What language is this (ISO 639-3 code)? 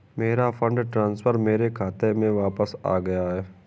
hin